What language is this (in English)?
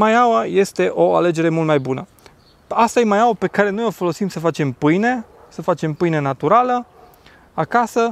Romanian